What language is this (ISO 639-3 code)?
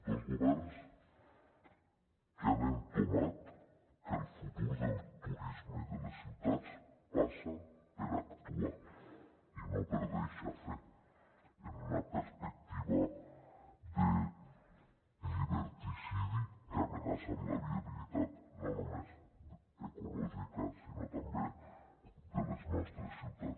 cat